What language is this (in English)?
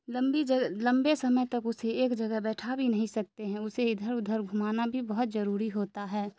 Urdu